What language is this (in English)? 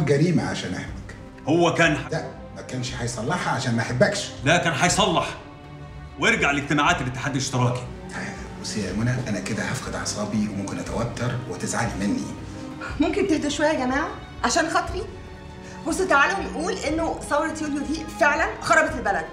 Arabic